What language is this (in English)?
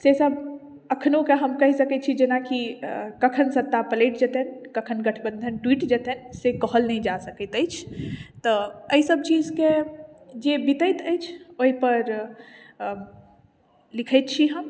Maithili